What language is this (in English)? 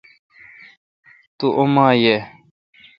Kalkoti